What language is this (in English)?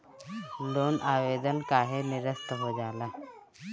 Bhojpuri